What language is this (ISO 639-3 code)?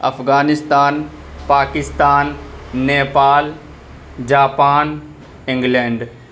urd